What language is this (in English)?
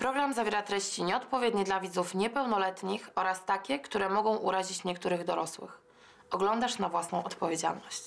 Polish